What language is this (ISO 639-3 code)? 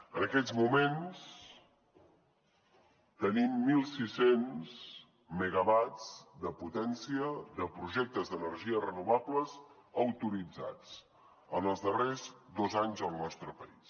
cat